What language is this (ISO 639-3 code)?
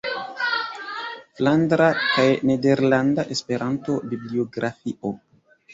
epo